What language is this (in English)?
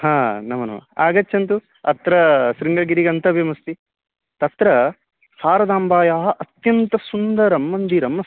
Sanskrit